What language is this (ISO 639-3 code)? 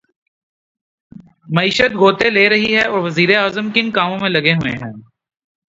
urd